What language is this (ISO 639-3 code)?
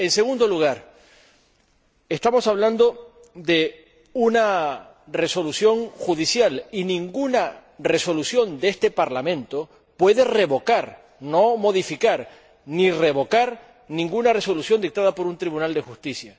spa